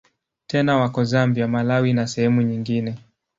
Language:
Swahili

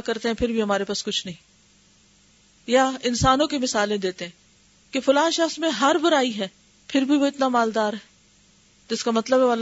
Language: Urdu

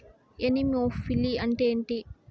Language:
Telugu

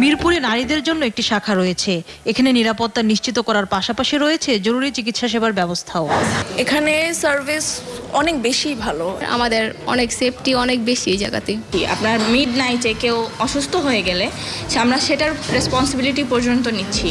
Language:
English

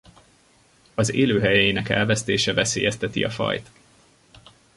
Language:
Hungarian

